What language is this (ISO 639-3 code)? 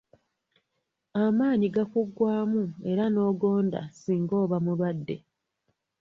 lug